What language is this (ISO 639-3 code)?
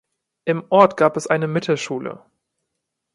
deu